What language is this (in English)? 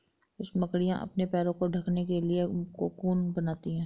Hindi